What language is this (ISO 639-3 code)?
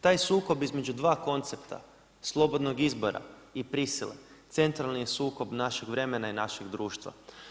hrv